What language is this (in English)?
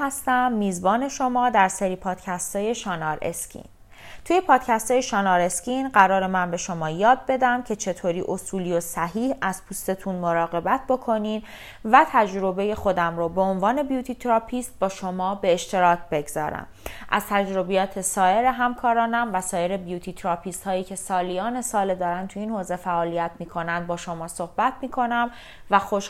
Persian